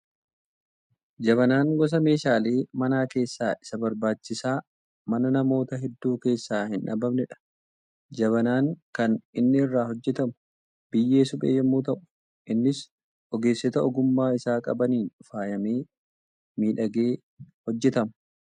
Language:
Oromo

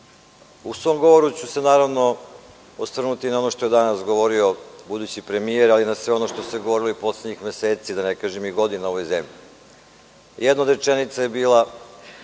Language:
Serbian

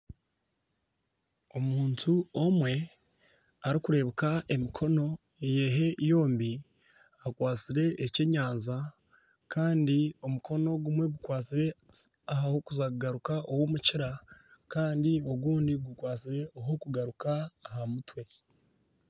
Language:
Nyankole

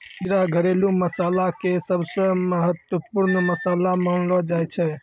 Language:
Maithili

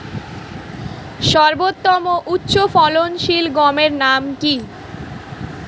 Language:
Bangla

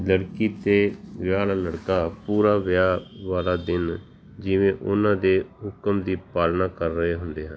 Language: Punjabi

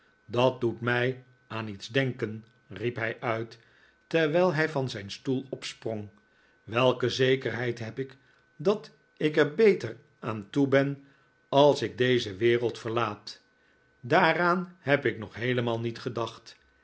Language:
Dutch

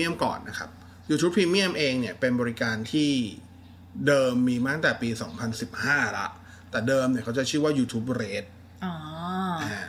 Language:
Thai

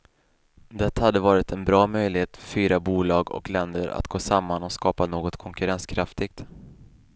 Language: Swedish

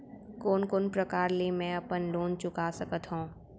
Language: Chhattisgarhi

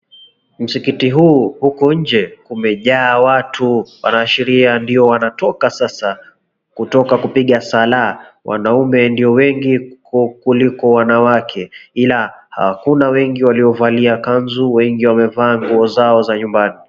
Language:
Swahili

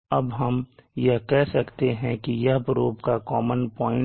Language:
Hindi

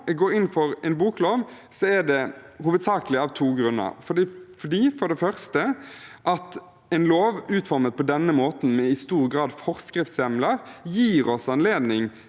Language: Norwegian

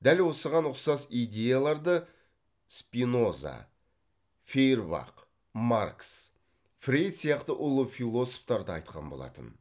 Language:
Kazakh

